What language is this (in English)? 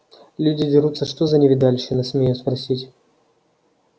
Russian